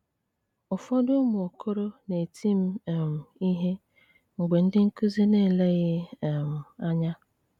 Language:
Igbo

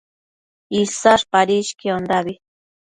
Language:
Matsés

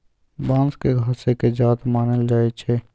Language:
Magahi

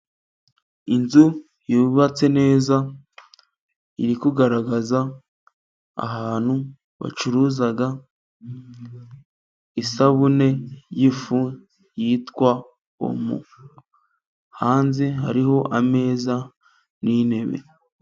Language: Kinyarwanda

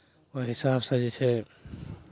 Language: Maithili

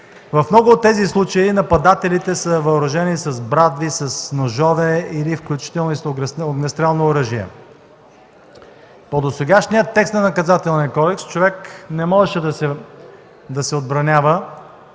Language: Bulgarian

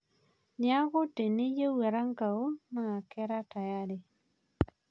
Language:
Masai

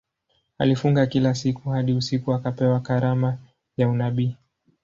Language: Swahili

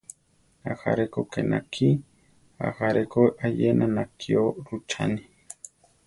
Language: Central Tarahumara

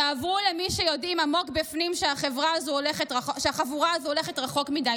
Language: Hebrew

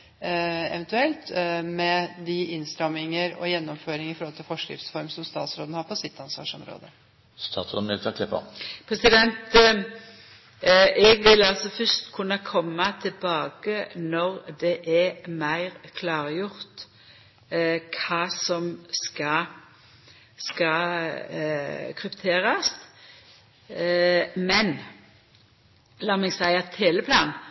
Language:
Norwegian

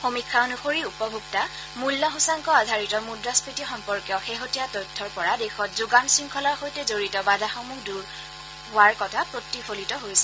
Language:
Assamese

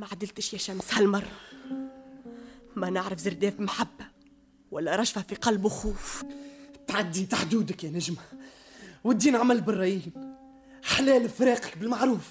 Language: Arabic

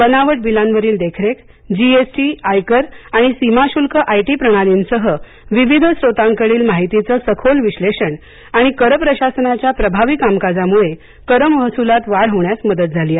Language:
Marathi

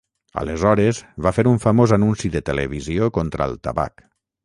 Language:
Catalan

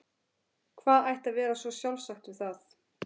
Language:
Icelandic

